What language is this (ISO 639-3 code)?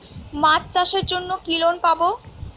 ben